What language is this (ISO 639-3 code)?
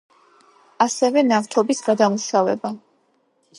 kat